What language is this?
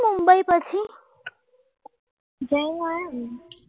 Gujarati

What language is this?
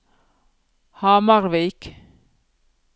Norwegian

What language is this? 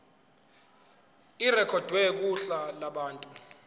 Zulu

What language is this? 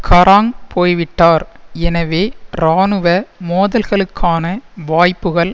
Tamil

